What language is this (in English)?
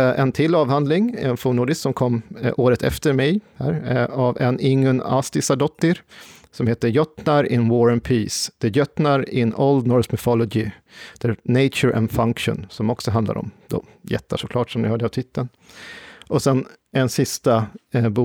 Swedish